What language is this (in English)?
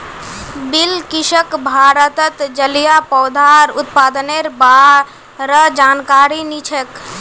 Magahi